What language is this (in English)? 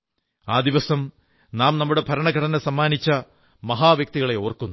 Malayalam